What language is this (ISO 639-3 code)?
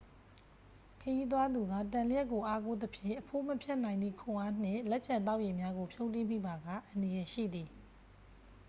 mya